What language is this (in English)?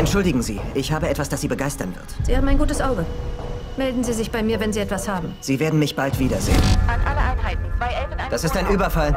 German